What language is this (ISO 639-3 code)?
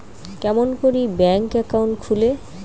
ben